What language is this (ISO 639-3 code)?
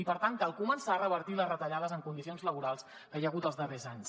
cat